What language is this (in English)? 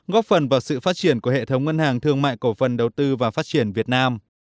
Vietnamese